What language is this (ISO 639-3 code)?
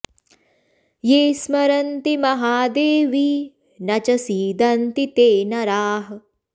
san